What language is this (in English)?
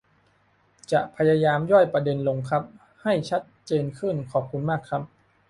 Thai